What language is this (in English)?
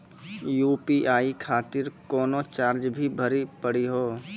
Maithili